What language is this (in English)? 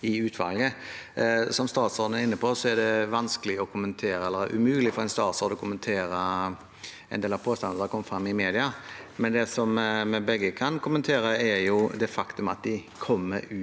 Norwegian